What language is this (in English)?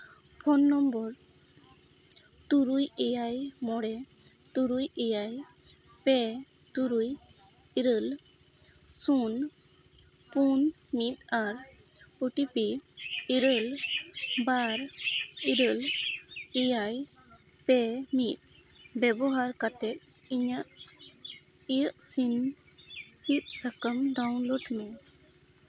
Santali